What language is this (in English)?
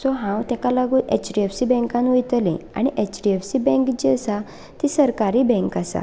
Konkani